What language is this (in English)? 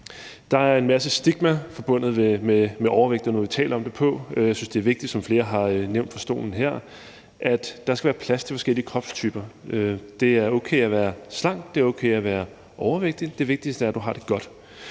Danish